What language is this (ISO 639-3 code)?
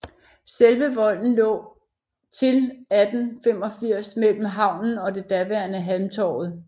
dan